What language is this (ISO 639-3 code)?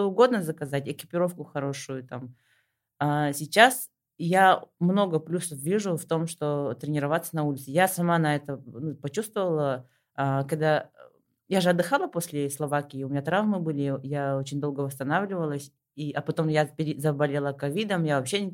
rus